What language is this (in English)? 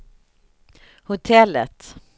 Swedish